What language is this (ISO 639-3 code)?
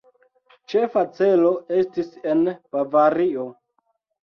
epo